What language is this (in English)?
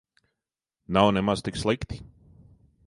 Latvian